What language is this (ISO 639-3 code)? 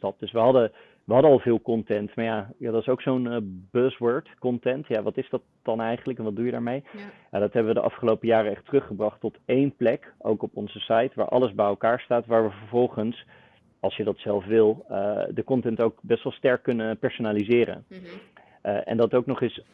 nld